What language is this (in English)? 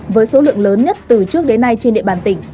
Vietnamese